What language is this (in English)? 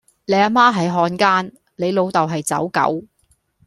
Cantonese